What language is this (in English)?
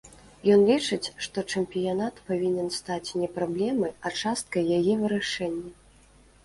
Belarusian